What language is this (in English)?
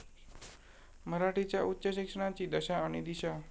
Marathi